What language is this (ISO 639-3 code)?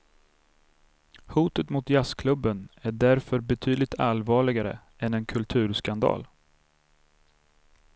swe